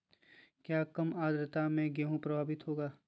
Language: Magahi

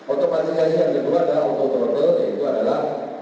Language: Indonesian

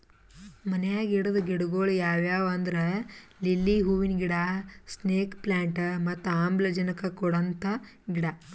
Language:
Kannada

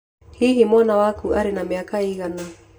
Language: Kikuyu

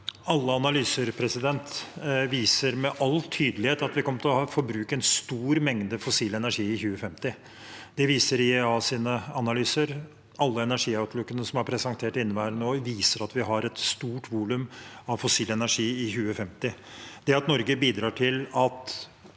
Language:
Norwegian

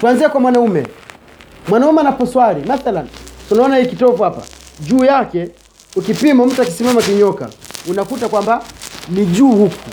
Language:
Swahili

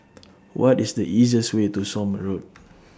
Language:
English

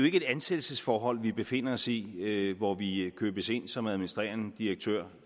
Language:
Danish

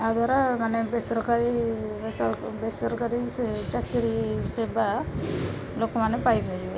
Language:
Odia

